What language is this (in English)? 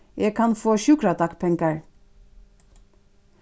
Faroese